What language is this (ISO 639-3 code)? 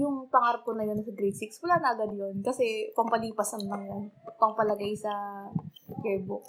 fil